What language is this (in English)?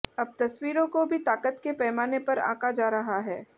Hindi